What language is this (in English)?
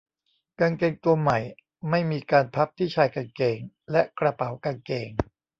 Thai